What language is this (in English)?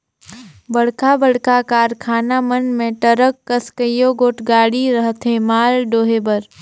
Chhattisgarhi